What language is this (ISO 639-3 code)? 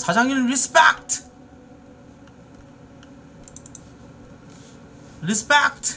kor